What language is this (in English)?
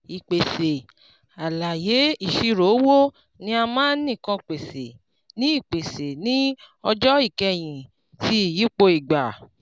Yoruba